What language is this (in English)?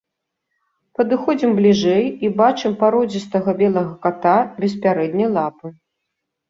Belarusian